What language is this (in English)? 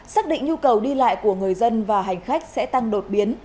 Vietnamese